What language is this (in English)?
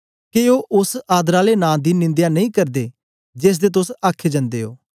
Dogri